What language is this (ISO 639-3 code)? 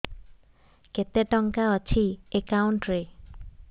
ori